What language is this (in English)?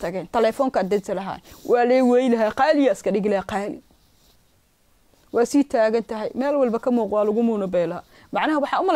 Arabic